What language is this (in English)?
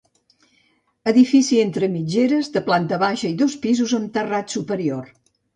Catalan